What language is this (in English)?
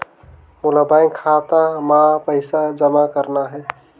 Chhattisgarhi